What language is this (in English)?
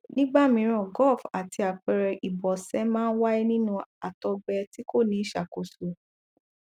Yoruba